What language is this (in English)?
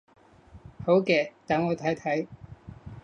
Cantonese